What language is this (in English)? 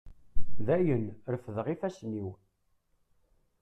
Kabyle